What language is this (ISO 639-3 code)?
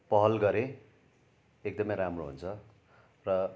nep